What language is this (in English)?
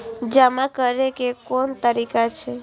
Maithili